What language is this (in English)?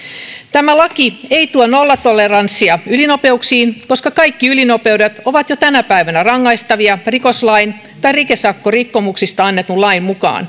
Finnish